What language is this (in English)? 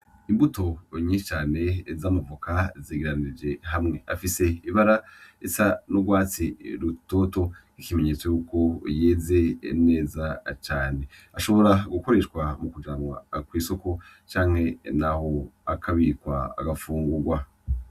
Rundi